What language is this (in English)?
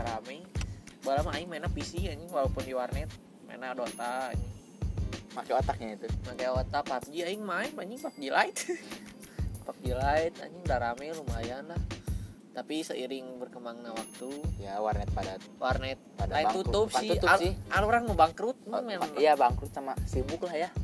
Indonesian